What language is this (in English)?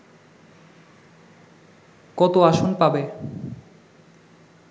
Bangla